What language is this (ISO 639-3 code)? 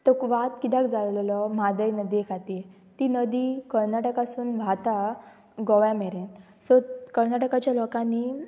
kok